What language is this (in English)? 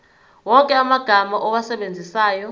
Zulu